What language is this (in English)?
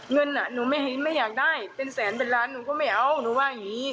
Thai